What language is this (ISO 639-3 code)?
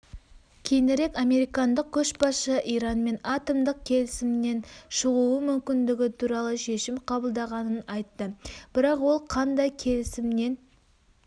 kaz